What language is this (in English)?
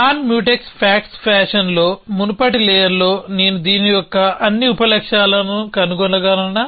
Telugu